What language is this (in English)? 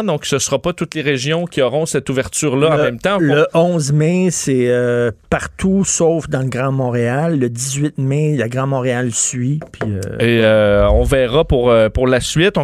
French